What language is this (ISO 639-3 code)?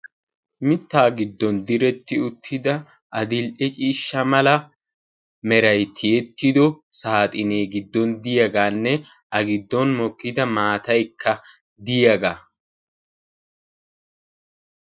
wal